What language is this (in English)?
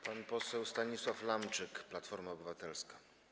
Polish